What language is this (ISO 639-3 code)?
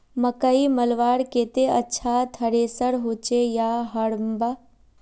mag